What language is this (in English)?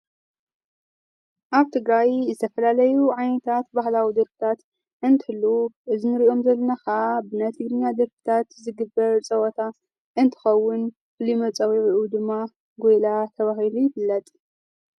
Tigrinya